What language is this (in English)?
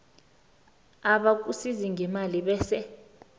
South Ndebele